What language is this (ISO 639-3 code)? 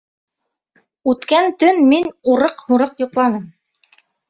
bak